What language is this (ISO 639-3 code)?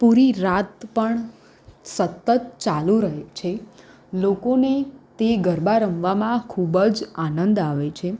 guj